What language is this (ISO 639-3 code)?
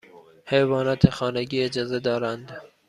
fas